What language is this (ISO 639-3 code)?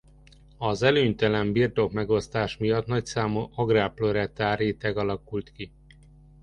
hun